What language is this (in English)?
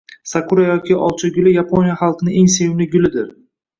Uzbek